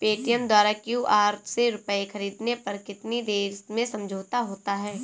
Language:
Hindi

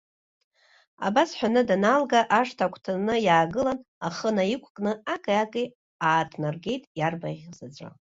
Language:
Abkhazian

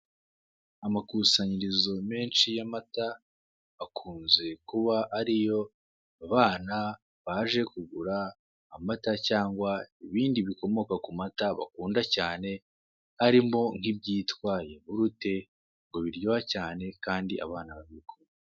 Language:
Kinyarwanda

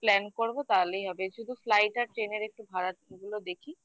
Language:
Bangla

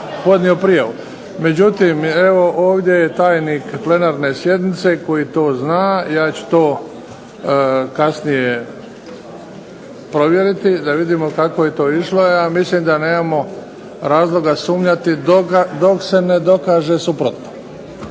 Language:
Croatian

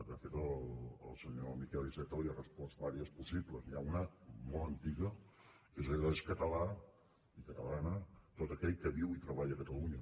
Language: Catalan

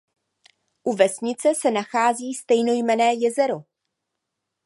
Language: Czech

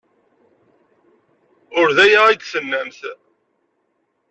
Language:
Kabyle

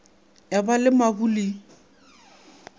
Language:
Northern Sotho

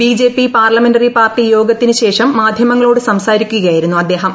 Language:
Malayalam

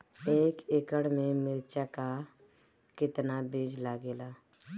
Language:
Bhojpuri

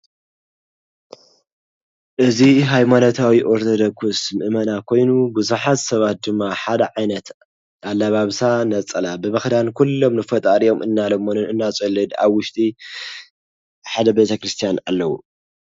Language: Tigrinya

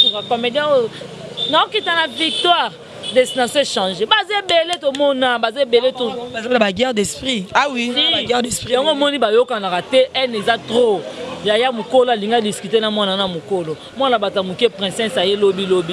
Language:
French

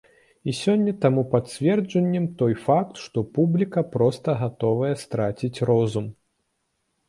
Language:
Belarusian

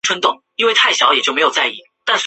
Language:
Chinese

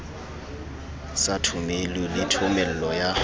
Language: Southern Sotho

